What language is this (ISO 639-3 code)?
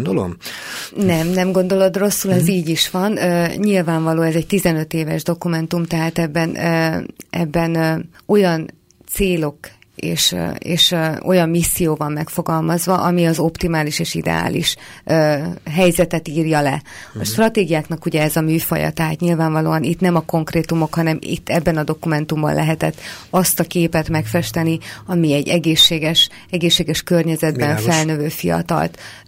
hun